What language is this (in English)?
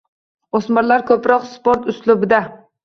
Uzbek